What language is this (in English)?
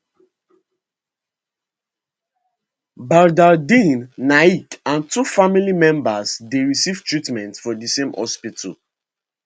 Nigerian Pidgin